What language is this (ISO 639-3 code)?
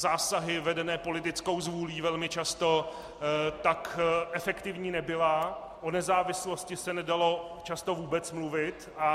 ces